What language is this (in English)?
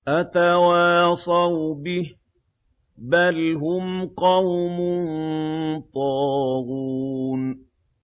Arabic